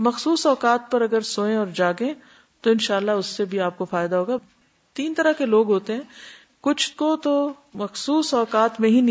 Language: Urdu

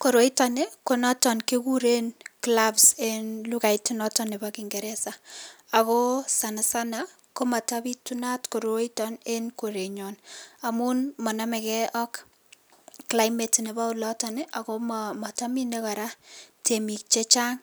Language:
Kalenjin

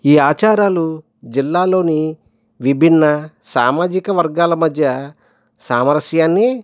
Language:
Telugu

